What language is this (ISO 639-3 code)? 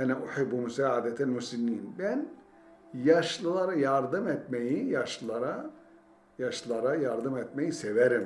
tur